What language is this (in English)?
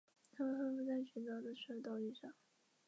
Chinese